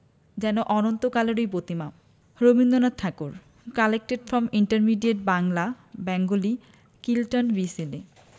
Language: Bangla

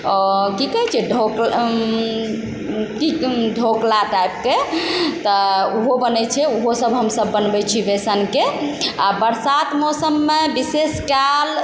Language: Maithili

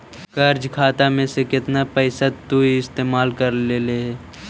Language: Magahi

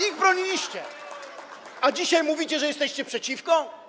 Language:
Polish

